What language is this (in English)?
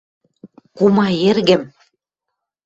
Western Mari